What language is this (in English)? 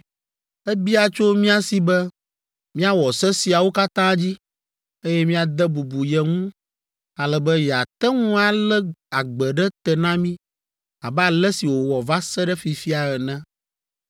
Ewe